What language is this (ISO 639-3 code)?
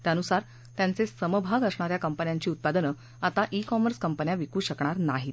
mar